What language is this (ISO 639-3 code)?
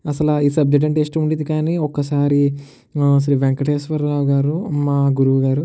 tel